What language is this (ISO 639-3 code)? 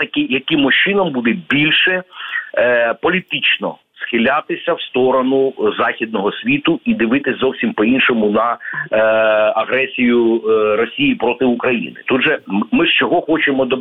ukr